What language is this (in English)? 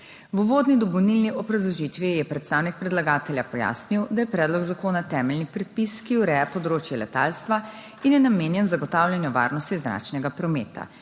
Slovenian